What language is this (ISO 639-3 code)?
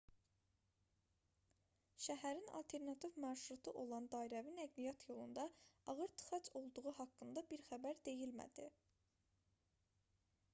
aze